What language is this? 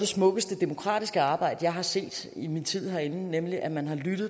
Danish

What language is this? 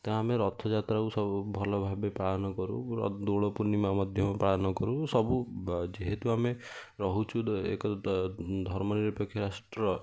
Odia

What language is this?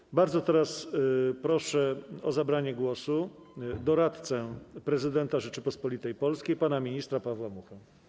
Polish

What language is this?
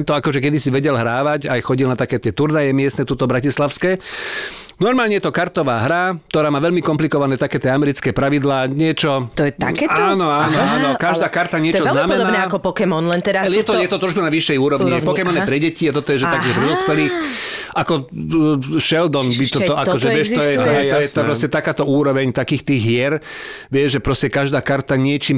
Slovak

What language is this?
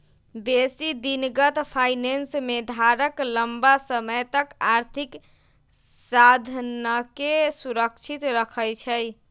Magahi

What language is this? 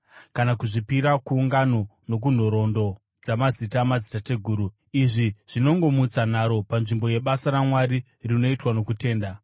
Shona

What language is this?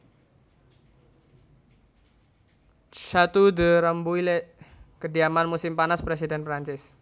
Javanese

